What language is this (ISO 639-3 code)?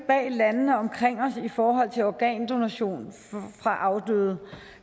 dan